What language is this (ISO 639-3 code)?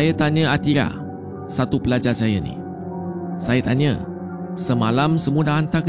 msa